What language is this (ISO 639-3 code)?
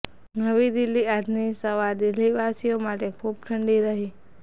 guj